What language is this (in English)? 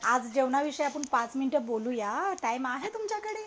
Marathi